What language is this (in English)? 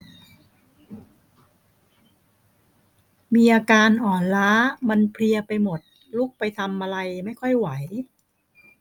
Thai